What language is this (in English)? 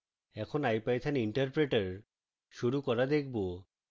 Bangla